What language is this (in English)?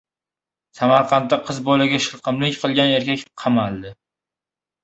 Uzbek